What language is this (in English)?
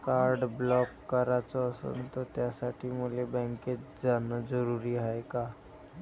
Marathi